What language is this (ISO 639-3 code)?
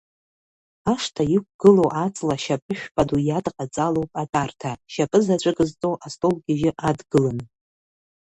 abk